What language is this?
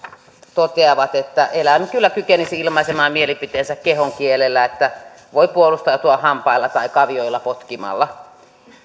Finnish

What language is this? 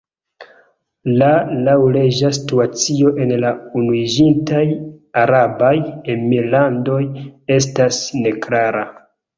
Esperanto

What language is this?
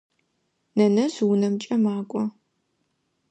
Adyghe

